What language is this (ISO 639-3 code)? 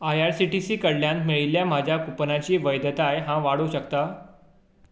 kok